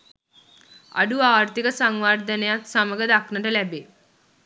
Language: Sinhala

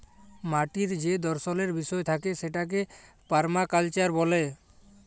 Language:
Bangla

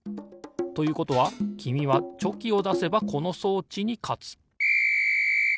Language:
Japanese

